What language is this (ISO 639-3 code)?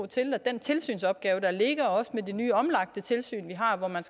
dan